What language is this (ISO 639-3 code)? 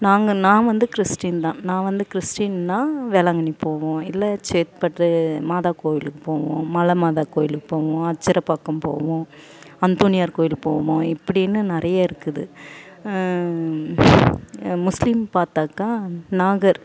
tam